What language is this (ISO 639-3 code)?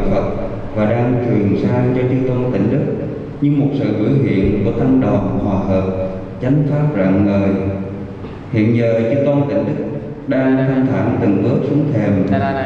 vie